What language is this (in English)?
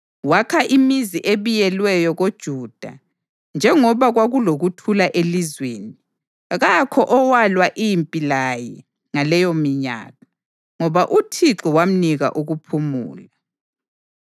North Ndebele